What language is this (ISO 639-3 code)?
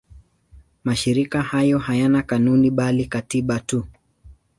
swa